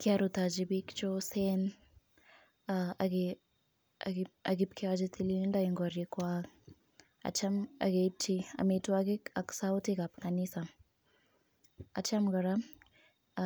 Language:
Kalenjin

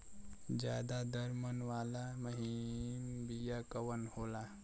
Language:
Bhojpuri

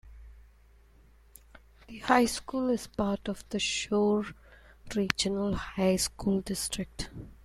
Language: English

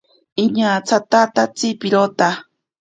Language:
Ashéninka Perené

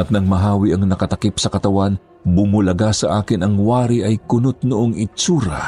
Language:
Filipino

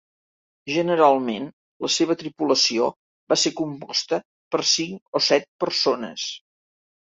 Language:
Catalan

